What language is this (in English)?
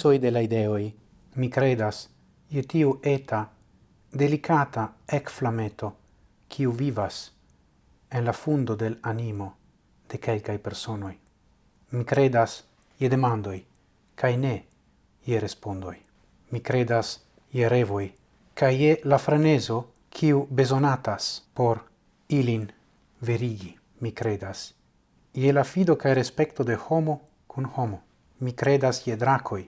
Italian